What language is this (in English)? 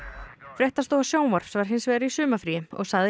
Icelandic